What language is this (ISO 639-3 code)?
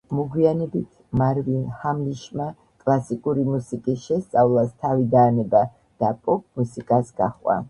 kat